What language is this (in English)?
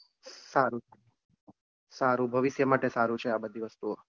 Gujarati